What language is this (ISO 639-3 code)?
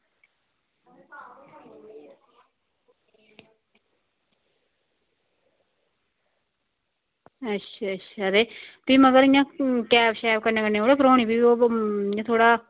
doi